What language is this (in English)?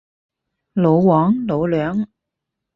Cantonese